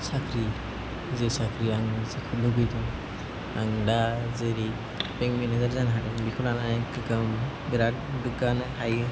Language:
Bodo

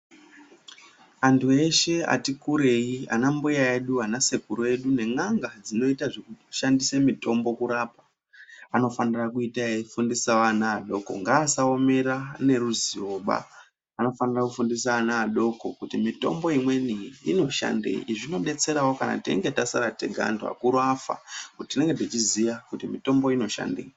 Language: Ndau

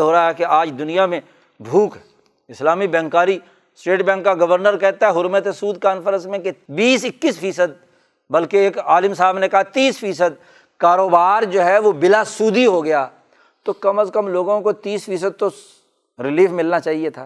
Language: Urdu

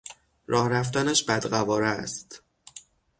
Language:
Persian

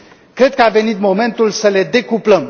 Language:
Romanian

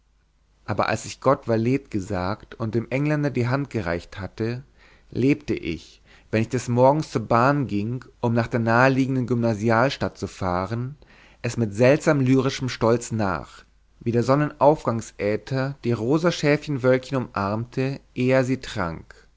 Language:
German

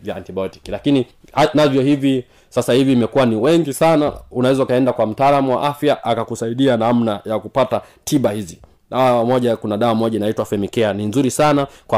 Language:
Swahili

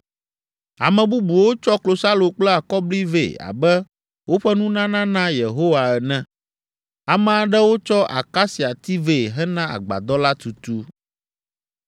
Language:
Ewe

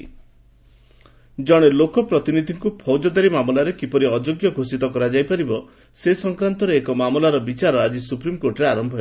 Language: Odia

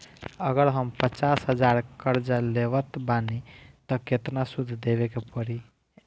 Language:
Bhojpuri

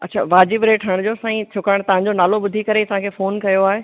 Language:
Sindhi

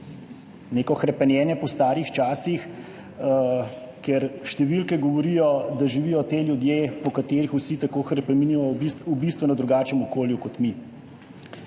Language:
Slovenian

